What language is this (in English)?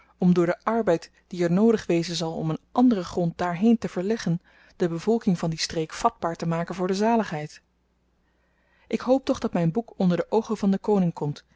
Dutch